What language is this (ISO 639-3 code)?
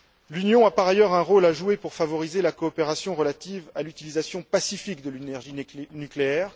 fra